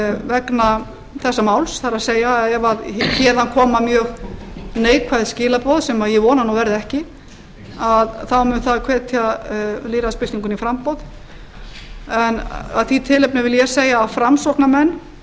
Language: Icelandic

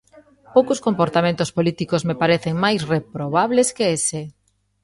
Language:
Galician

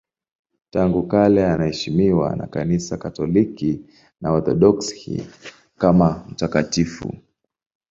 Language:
Swahili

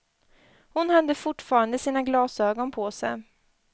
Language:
Swedish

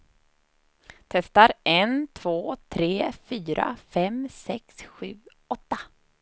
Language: Swedish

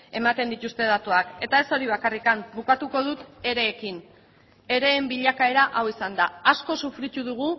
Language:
Basque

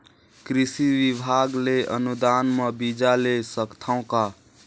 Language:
Chhattisgarhi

